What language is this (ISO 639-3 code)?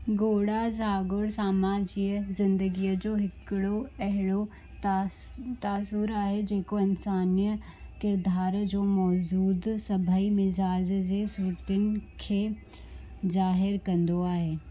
snd